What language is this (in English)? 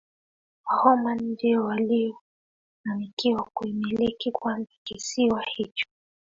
Swahili